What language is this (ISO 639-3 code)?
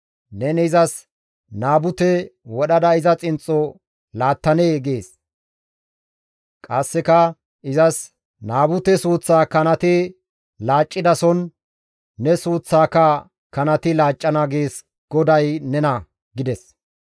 gmv